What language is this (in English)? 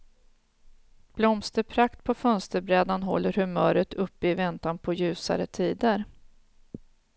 Swedish